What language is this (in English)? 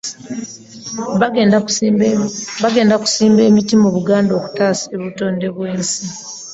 Ganda